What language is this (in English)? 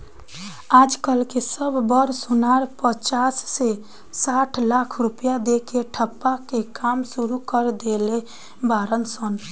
Bhojpuri